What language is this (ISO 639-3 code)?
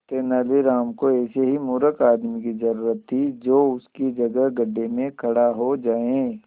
hin